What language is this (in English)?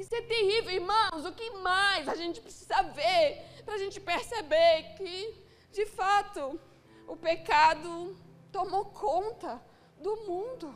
Portuguese